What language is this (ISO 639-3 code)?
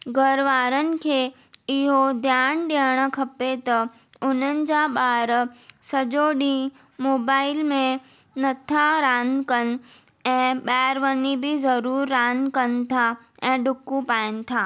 snd